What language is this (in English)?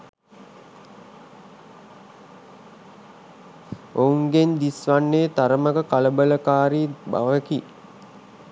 Sinhala